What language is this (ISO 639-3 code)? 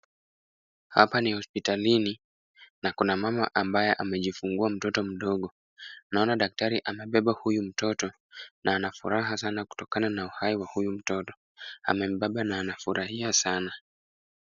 swa